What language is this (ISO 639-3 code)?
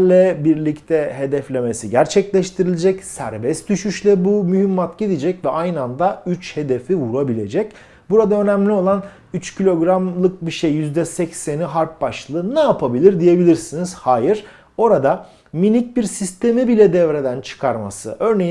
tur